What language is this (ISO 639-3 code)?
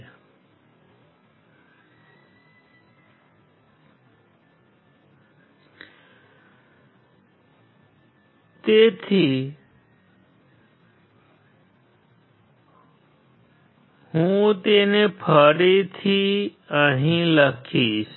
guj